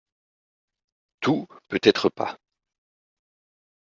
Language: French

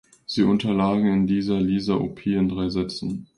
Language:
German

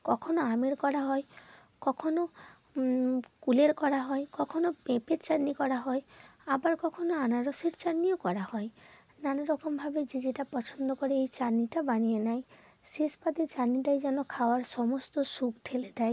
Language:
Bangla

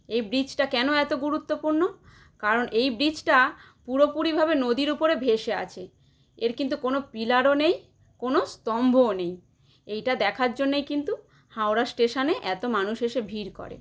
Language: Bangla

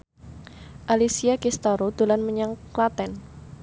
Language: Javanese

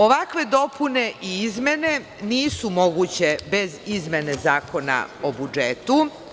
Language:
Serbian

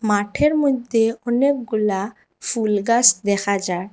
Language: Bangla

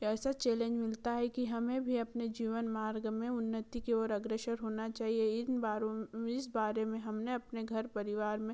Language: Hindi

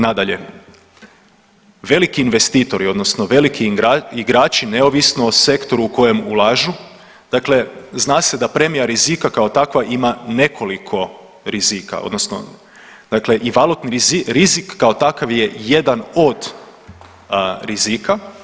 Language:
Croatian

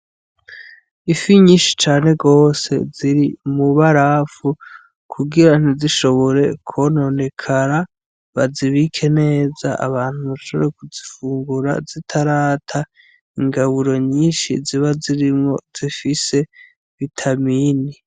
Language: Rundi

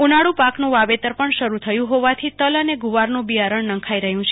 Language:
Gujarati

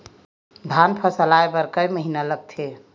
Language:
Chhattisgarhi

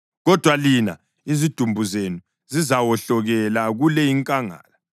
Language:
North Ndebele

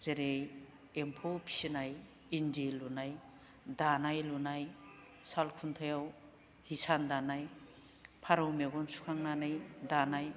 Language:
Bodo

